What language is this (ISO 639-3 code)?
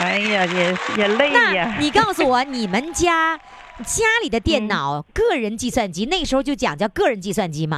zho